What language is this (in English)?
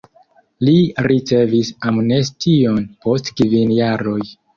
Esperanto